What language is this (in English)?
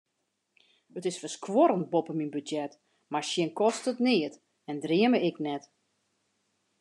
Western Frisian